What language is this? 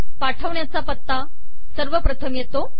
Marathi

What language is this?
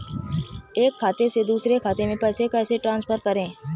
Hindi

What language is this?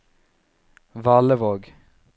Norwegian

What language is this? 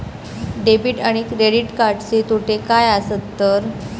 Marathi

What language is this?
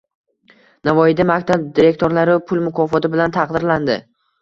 Uzbek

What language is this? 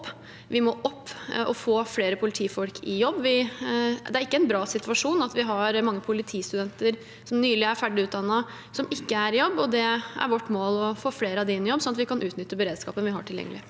Norwegian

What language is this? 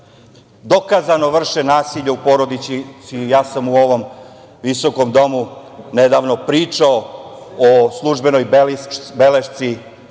Serbian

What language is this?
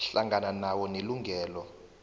South Ndebele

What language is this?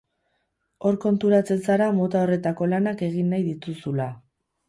Basque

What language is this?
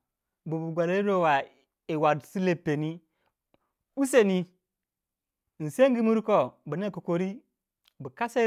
Waja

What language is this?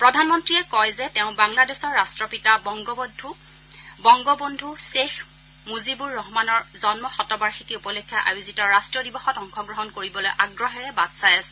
Assamese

